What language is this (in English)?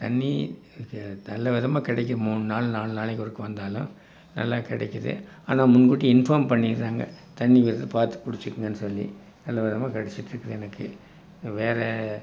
Tamil